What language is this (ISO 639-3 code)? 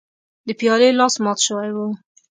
pus